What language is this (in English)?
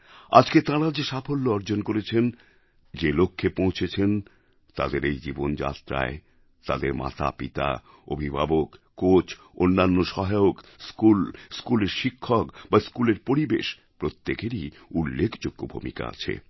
Bangla